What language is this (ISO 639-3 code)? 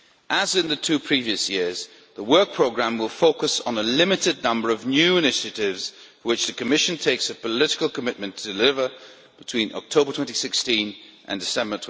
eng